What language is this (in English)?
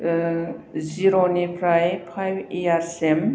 Bodo